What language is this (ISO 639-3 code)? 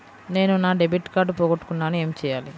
tel